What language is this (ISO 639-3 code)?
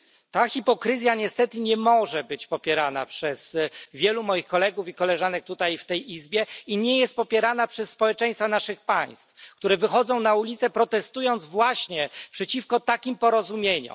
pol